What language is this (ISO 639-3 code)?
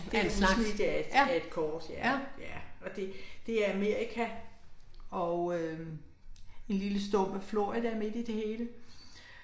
dan